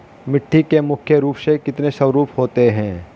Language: Hindi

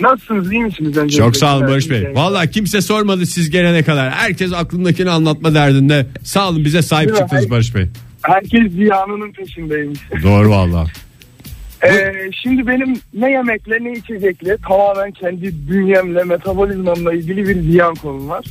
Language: Turkish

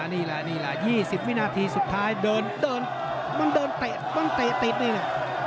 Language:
Thai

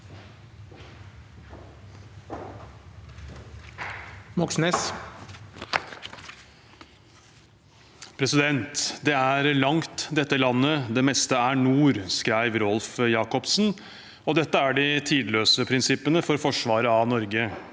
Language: Norwegian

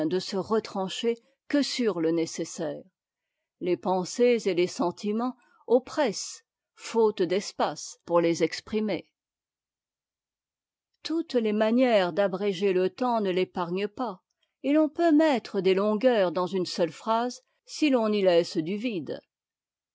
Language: French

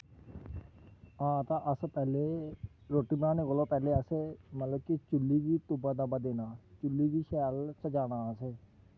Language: Dogri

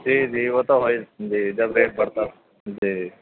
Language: Urdu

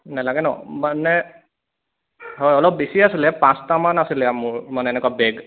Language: Assamese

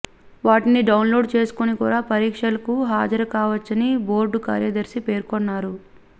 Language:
Telugu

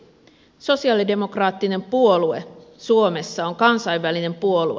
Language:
Finnish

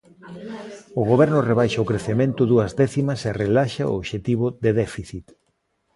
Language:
Galician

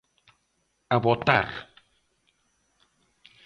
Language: Galician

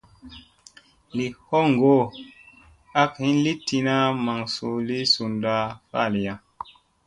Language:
Musey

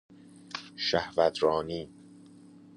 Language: Persian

